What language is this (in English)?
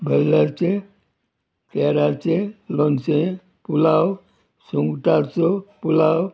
Konkani